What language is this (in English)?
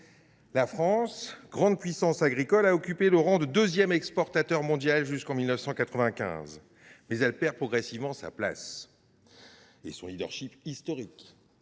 French